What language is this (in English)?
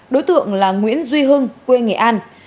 Vietnamese